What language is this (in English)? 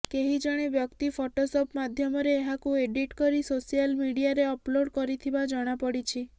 Odia